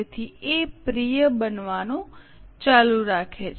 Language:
Gujarati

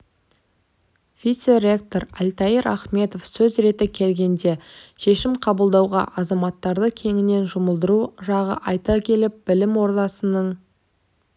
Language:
Kazakh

